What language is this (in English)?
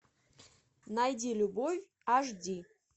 Russian